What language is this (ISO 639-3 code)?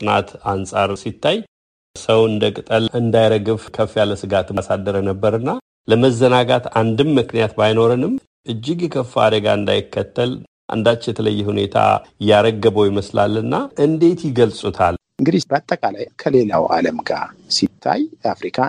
amh